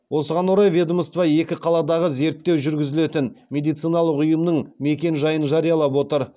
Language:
Kazakh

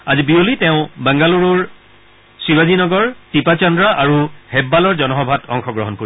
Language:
Assamese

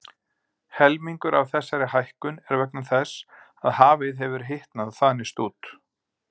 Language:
Icelandic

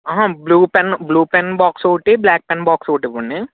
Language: Telugu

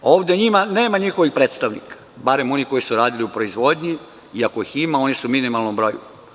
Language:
Serbian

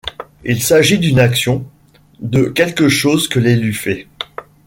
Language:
French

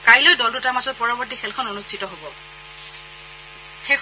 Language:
Assamese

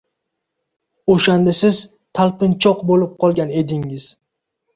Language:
Uzbek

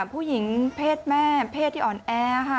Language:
Thai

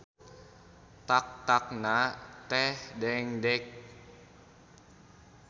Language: Sundanese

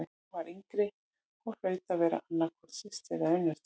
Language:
Icelandic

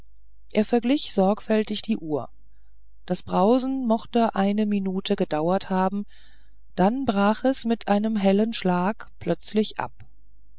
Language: German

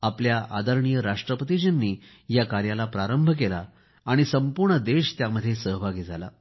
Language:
Marathi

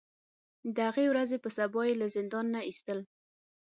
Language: Pashto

